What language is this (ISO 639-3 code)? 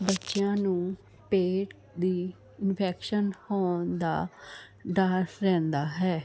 pan